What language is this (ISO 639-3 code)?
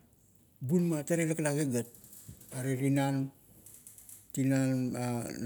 kto